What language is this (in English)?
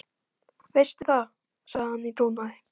Icelandic